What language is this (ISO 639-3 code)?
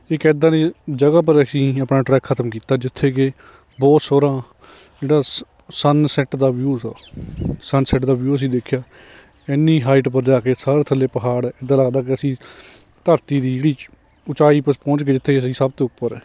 pan